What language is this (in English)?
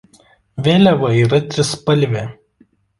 Lithuanian